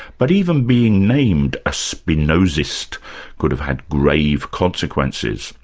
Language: English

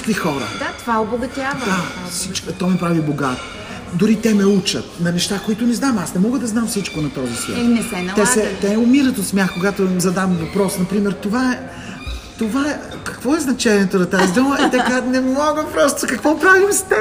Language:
Bulgarian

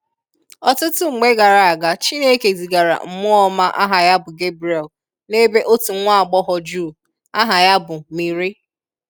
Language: Igbo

